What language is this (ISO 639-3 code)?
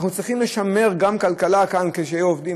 heb